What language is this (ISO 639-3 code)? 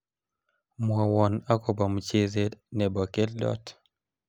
kln